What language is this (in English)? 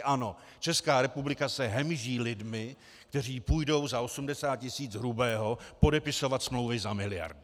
Czech